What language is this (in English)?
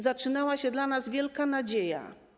Polish